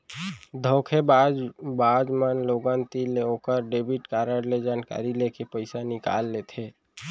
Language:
Chhattisgarhi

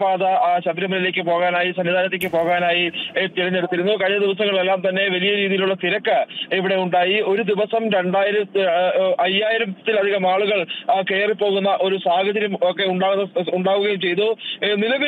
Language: Malayalam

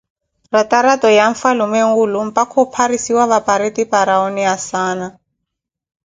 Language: Koti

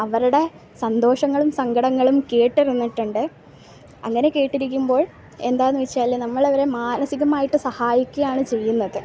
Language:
Malayalam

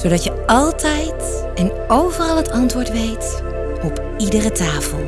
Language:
Dutch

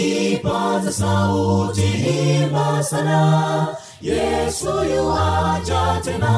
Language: Swahili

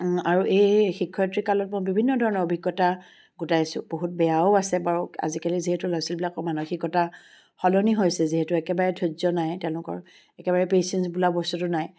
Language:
Assamese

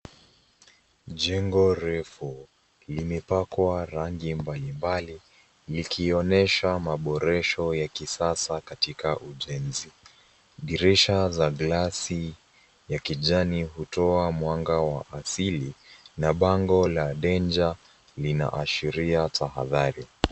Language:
Swahili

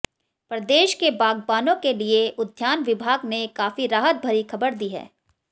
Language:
Hindi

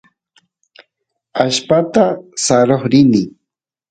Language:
Santiago del Estero Quichua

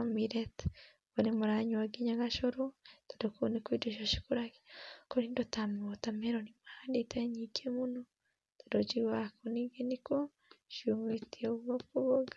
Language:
Kikuyu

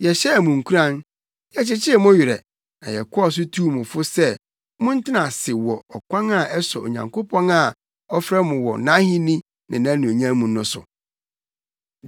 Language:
Akan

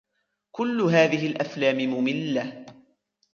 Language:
Arabic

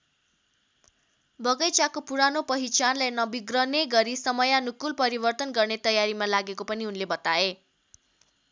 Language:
Nepali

